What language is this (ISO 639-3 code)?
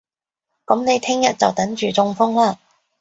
yue